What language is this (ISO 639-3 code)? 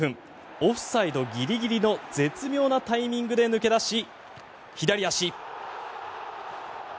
jpn